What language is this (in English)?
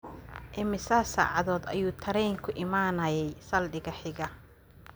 Somali